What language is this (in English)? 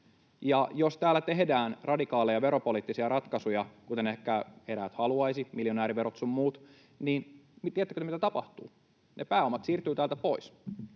Finnish